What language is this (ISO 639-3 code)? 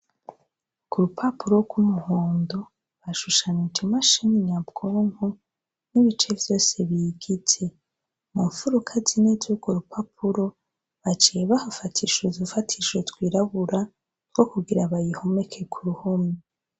run